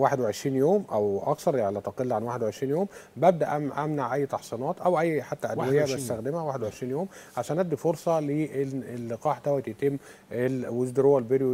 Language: Arabic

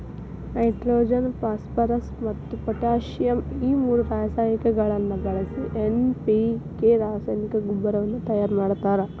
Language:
Kannada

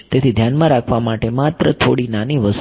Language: Gujarati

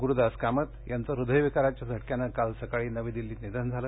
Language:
Marathi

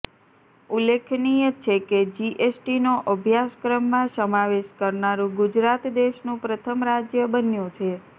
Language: Gujarati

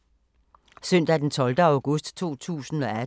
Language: Danish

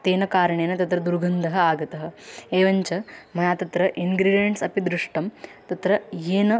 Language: Sanskrit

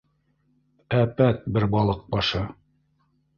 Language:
Bashkir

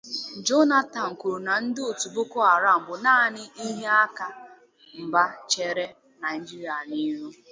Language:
Igbo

